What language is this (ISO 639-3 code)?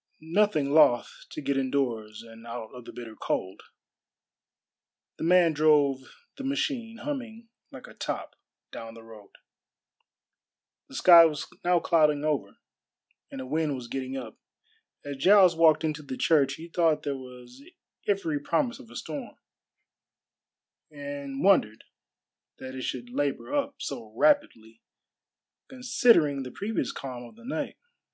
eng